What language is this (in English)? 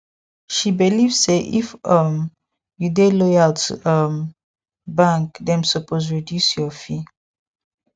Nigerian Pidgin